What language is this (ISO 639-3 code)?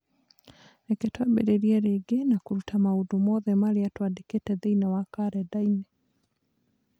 kik